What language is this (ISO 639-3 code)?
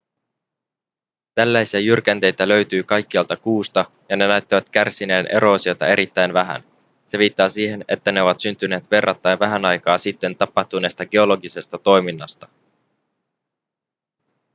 fin